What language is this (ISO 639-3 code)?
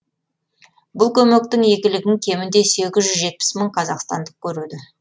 kaz